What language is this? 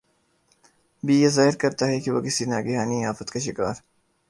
Urdu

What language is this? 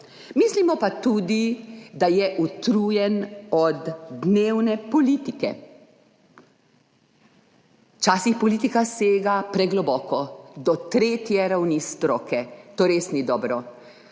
Slovenian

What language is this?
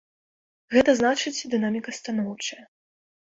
Belarusian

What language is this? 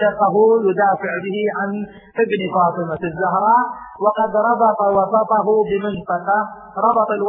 Arabic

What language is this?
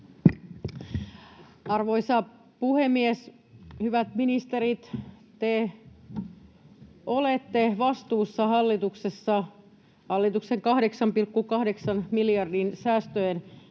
Finnish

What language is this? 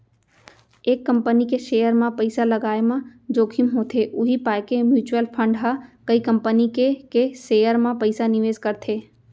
Chhattisgarhi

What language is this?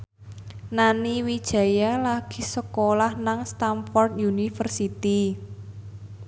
Javanese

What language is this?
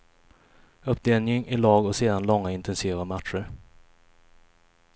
Swedish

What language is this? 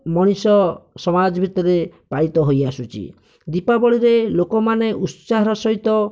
Odia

